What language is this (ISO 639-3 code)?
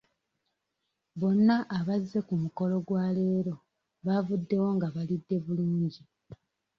lug